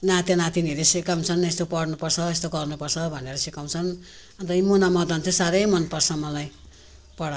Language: Nepali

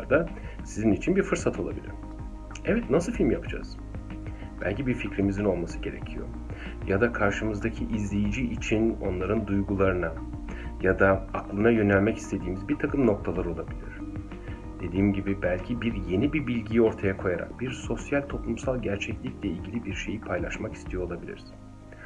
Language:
Turkish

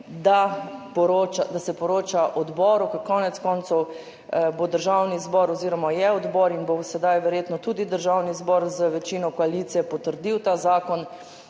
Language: Slovenian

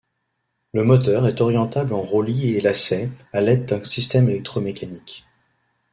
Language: French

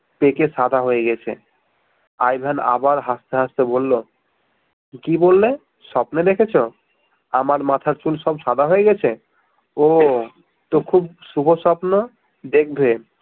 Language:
Bangla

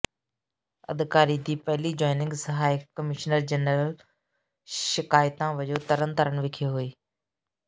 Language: Punjabi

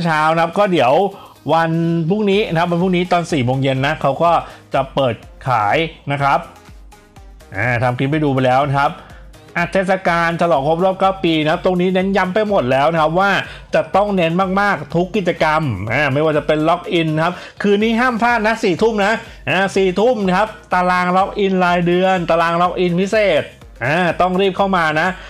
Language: Thai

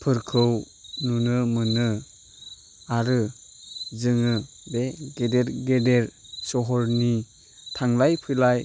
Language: Bodo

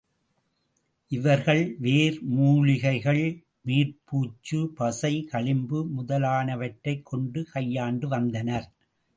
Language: Tamil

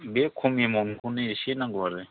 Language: Bodo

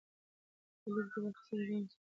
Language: Pashto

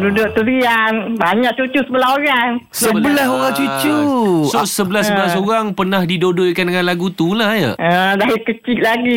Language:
Malay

